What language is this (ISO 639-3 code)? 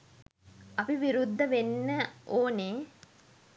sin